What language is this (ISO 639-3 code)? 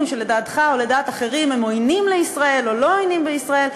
heb